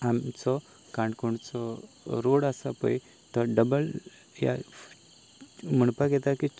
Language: Konkani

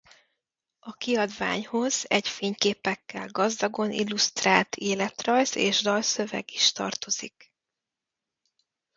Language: Hungarian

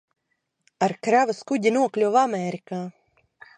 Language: Latvian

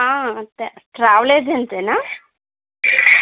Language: Telugu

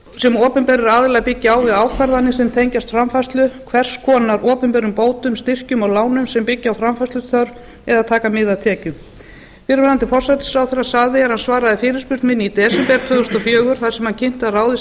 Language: Icelandic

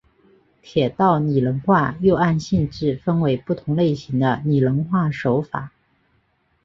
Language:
Chinese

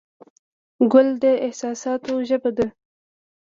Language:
Pashto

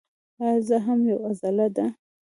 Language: Pashto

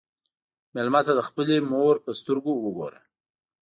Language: Pashto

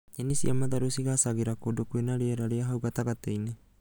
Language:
Kikuyu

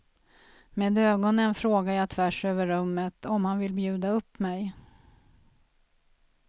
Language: Swedish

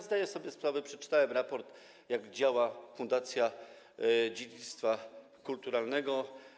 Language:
Polish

